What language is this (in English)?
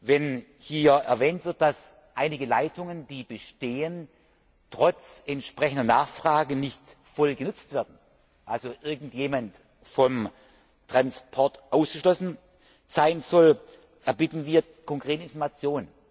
German